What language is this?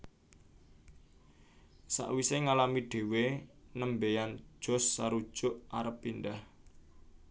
Javanese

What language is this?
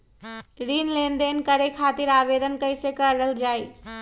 Magahi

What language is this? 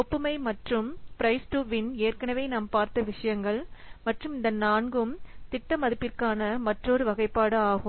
Tamil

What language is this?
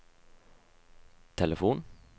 Norwegian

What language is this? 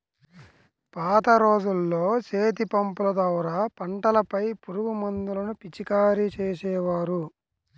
Telugu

